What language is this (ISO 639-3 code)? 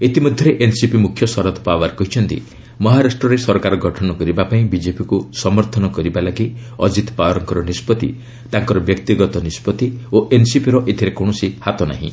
ori